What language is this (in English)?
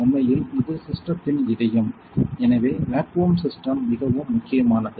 Tamil